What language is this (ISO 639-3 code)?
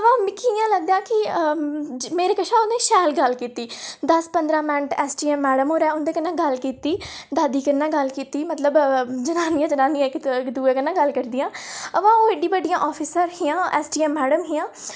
doi